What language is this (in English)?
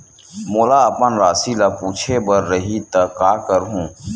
Chhattisgarhi